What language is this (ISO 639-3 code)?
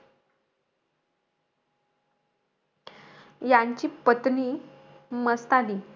mar